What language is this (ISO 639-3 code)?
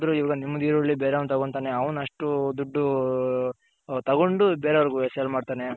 kan